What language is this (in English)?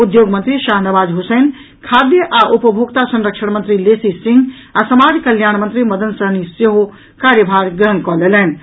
Maithili